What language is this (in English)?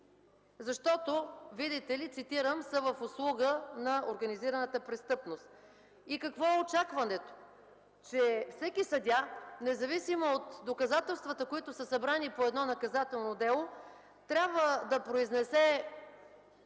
Bulgarian